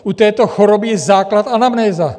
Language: Czech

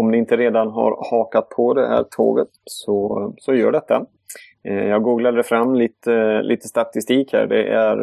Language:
Swedish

